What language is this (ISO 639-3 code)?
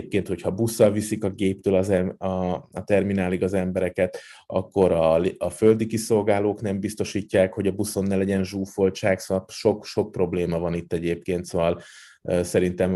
hun